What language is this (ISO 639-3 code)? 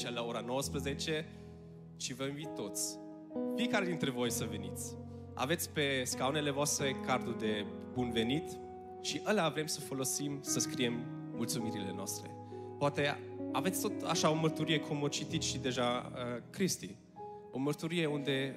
ron